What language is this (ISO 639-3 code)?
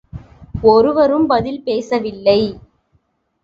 tam